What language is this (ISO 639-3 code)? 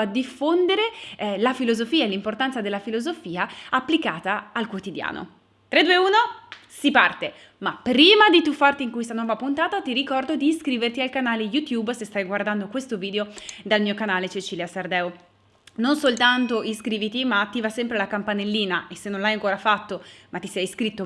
ita